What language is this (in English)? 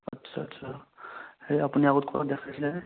Assamese